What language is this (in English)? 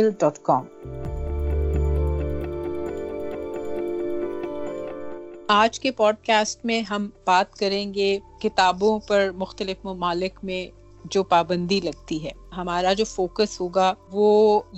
Urdu